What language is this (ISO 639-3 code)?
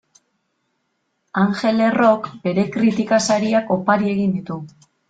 eus